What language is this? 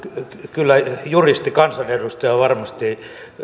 Finnish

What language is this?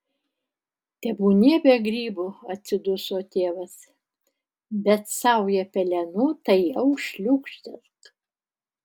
Lithuanian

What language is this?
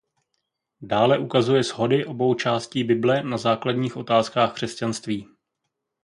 Czech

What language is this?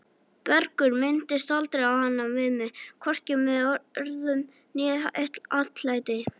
Icelandic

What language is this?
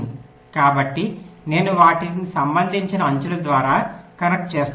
Telugu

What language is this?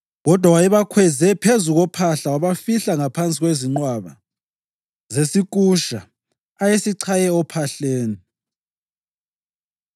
North Ndebele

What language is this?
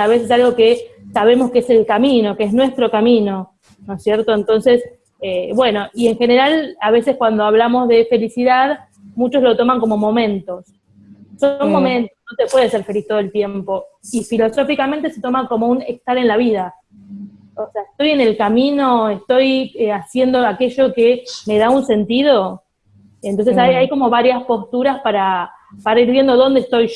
Spanish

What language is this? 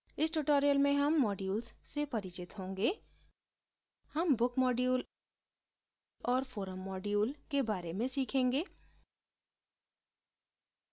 Hindi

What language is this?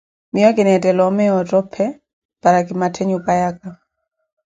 Koti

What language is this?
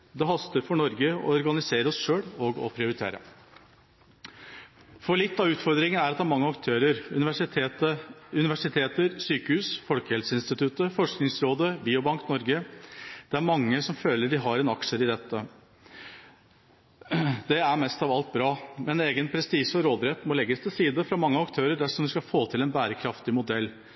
Norwegian Bokmål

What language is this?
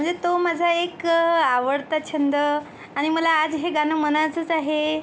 Marathi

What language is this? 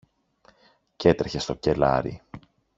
Greek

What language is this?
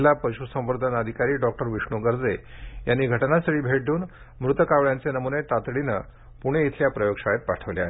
Marathi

